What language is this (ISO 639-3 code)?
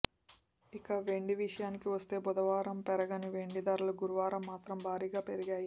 tel